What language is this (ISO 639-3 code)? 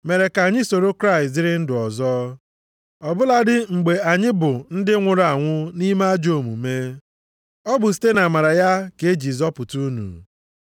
ibo